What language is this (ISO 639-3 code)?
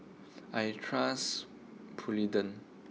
eng